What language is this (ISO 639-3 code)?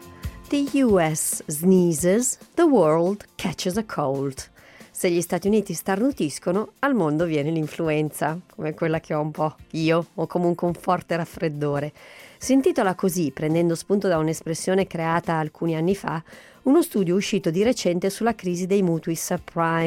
ita